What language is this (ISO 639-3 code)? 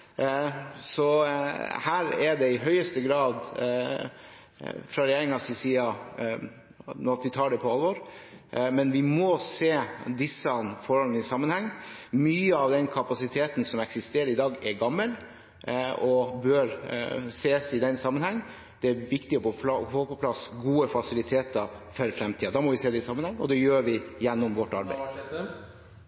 nob